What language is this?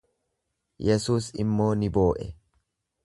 Oromo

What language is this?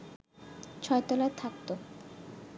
Bangla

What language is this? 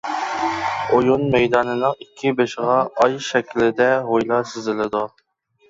Uyghur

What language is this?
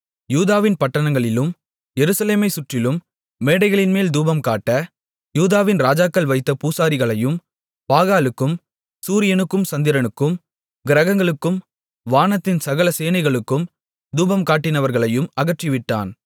Tamil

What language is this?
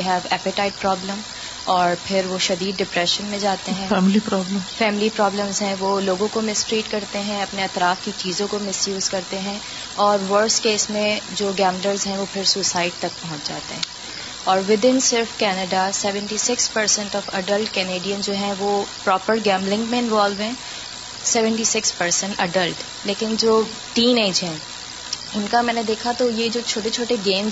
Urdu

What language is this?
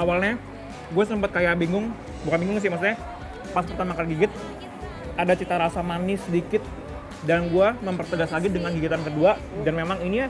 Indonesian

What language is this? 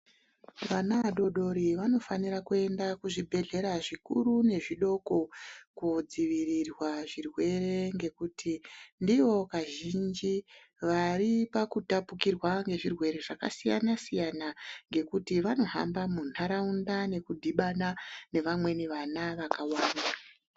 Ndau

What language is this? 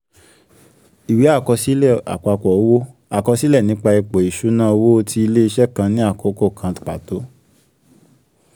Yoruba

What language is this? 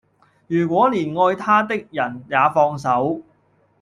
Cantonese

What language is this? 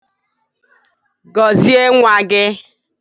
Igbo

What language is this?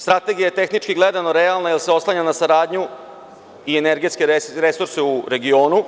Serbian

